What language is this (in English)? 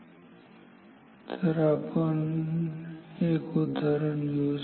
Marathi